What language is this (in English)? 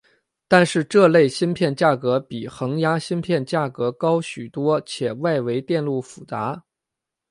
Chinese